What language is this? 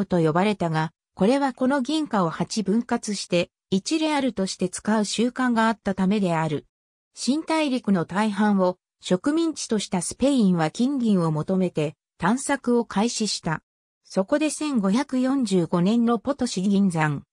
Japanese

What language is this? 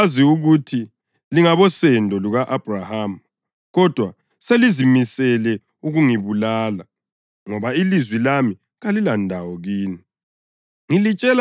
North Ndebele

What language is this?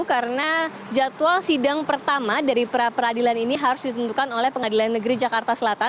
Indonesian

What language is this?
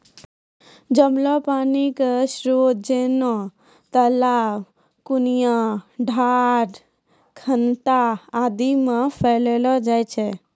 Maithili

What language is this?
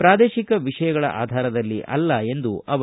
Kannada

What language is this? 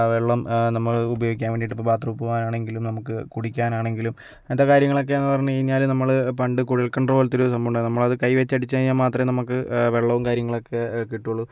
Malayalam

